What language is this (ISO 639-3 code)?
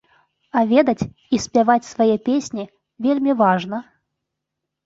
bel